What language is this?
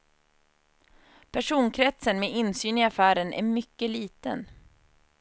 Swedish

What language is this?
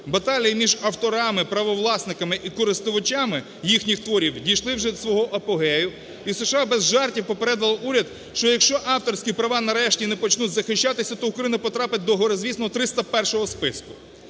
Ukrainian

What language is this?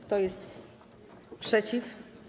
Polish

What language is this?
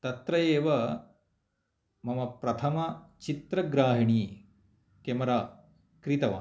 Sanskrit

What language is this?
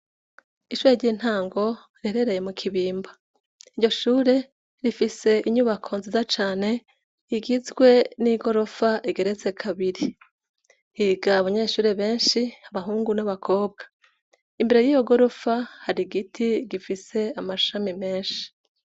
Rundi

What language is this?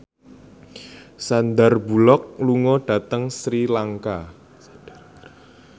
Javanese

